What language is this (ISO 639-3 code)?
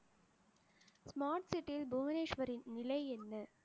tam